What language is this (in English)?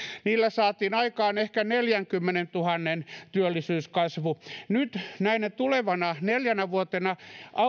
Finnish